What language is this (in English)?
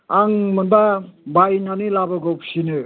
Bodo